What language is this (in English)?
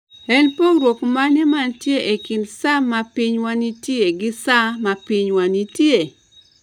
Luo (Kenya and Tanzania)